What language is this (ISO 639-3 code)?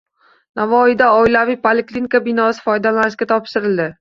uzb